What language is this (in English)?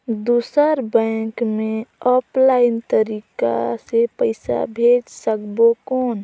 Chhattisgarhi